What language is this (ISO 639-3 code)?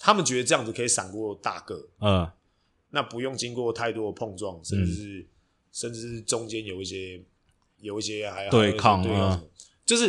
zho